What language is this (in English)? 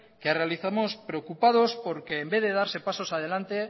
Spanish